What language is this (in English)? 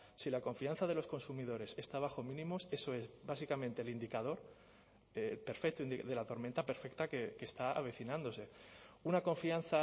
Spanish